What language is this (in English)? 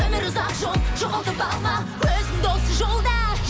Kazakh